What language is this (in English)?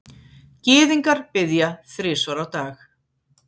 Icelandic